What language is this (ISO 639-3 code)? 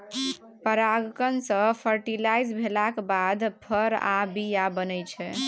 mai